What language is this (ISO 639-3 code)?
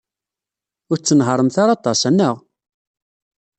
kab